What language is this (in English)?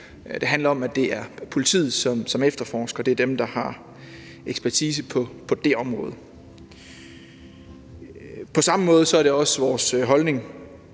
Danish